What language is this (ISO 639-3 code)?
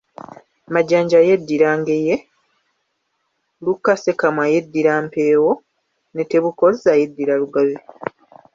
lug